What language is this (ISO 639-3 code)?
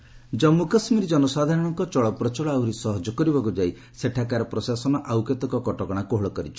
ori